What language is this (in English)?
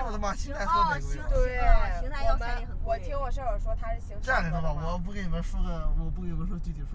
Chinese